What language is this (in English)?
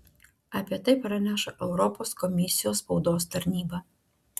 Lithuanian